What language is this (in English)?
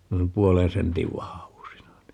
Finnish